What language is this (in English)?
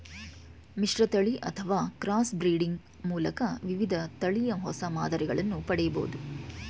Kannada